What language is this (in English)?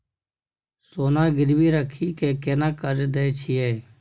Maithili